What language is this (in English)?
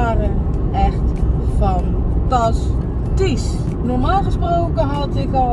Dutch